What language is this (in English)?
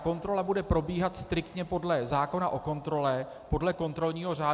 Czech